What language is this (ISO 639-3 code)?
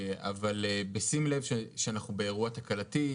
heb